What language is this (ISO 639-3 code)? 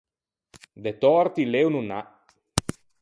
lij